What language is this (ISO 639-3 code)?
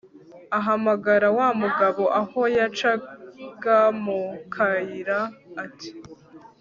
kin